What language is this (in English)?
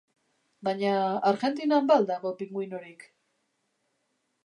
Basque